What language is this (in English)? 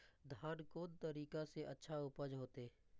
Maithili